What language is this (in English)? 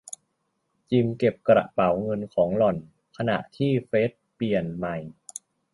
Thai